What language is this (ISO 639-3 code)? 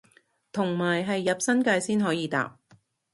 yue